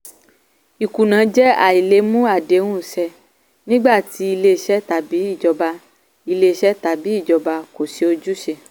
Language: Yoruba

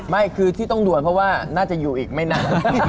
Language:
Thai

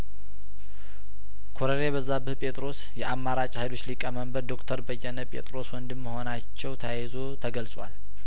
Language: Amharic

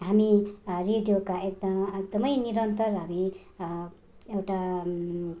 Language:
Nepali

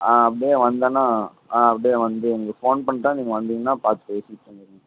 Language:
Tamil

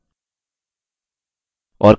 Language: Hindi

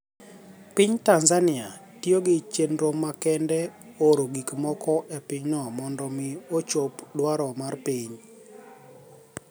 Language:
Luo (Kenya and Tanzania)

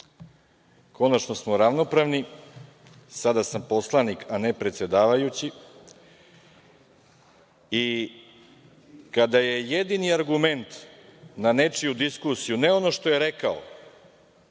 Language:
Serbian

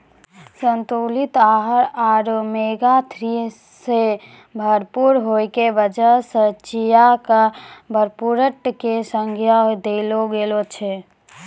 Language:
Maithili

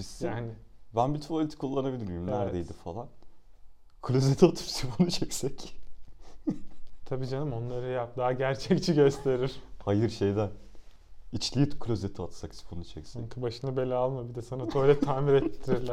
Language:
Turkish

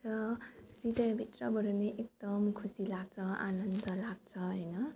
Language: Nepali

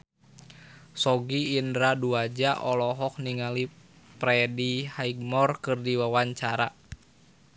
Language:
Sundanese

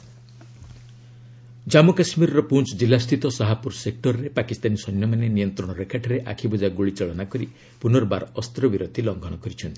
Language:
Odia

